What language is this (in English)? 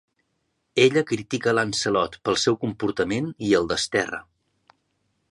Catalan